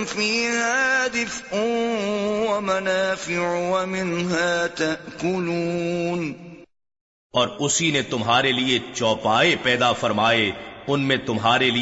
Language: Urdu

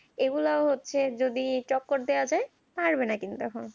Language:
Bangla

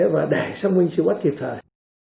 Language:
Vietnamese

